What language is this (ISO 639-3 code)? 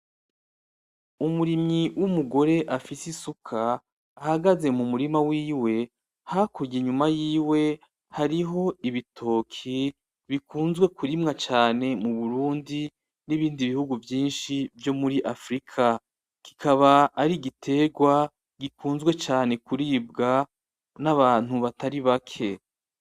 run